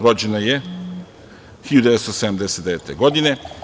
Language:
Serbian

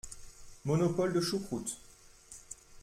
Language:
French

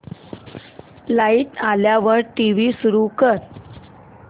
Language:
Marathi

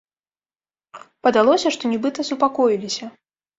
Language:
Belarusian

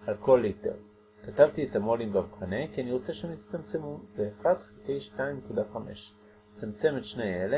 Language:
Hebrew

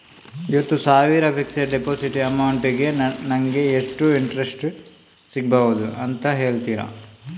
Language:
Kannada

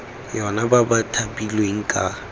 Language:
Tswana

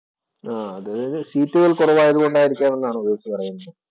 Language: Malayalam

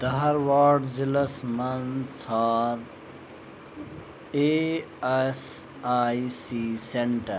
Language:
Kashmiri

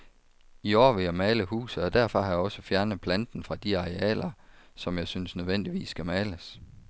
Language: Danish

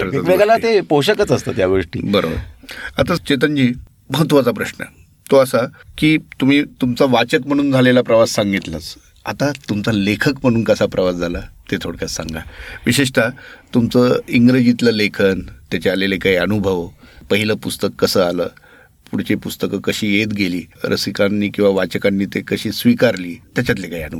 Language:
Marathi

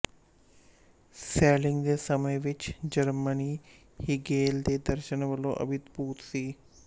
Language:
Punjabi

